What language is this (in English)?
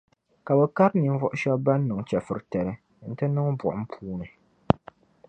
Dagbani